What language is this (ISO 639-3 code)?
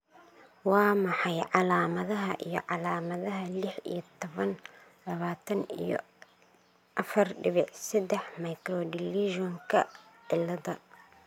som